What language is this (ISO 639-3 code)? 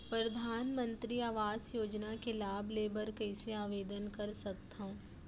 hne